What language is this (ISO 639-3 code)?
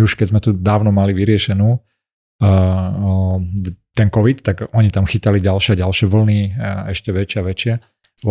slk